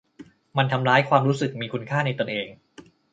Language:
Thai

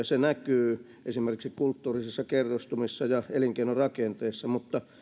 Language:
Finnish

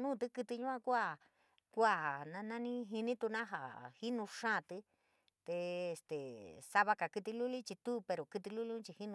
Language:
San Miguel El Grande Mixtec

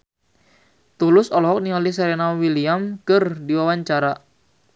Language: Sundanese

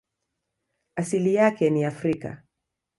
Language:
Swahili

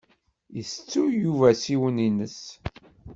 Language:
Kabyle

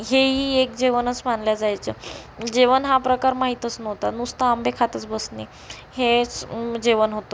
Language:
Marathi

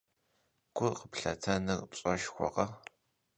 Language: Kabardian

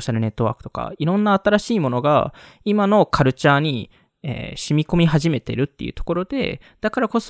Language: Japanese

